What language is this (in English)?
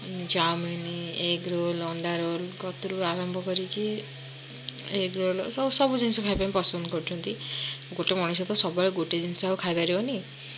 Odia